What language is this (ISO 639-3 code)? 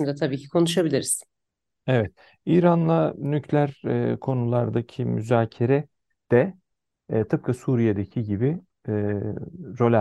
tur